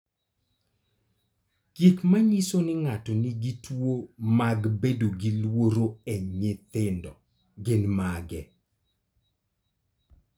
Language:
Luo (Kenya and Tanzania)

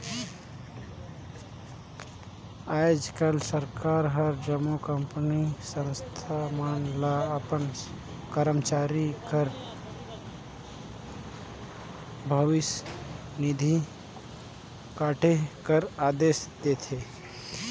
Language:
Chhattisgarhi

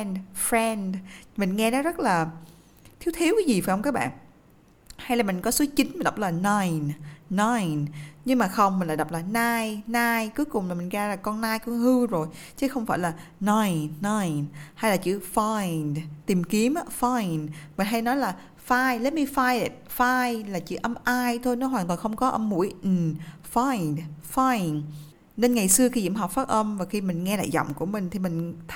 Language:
Vietnamese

